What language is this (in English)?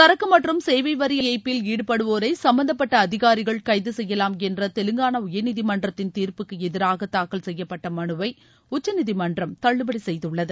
Tamil